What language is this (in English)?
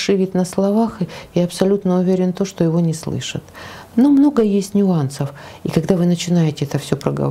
Russian